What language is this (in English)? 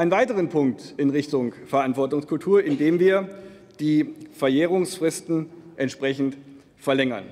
German